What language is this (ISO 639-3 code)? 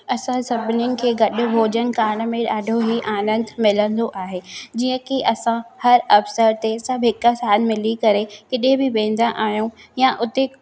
snd